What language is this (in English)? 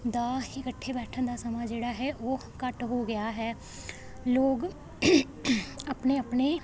Punjabi